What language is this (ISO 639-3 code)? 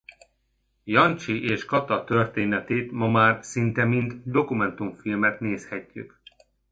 hun